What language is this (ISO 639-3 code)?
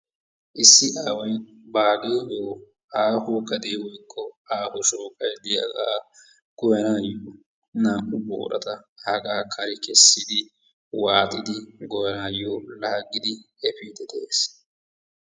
wal